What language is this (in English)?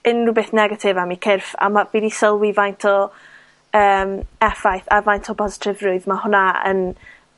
Welsh